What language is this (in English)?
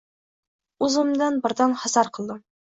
Uzbek